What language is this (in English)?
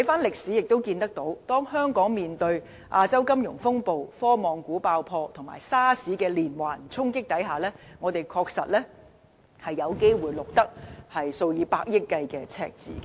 Cantonese